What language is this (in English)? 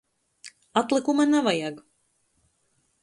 Latgalian